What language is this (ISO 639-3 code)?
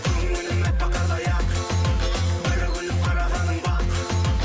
kaz